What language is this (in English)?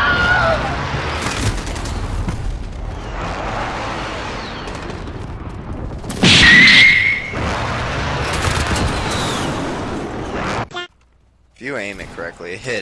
English